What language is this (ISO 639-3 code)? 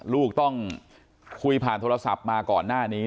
tha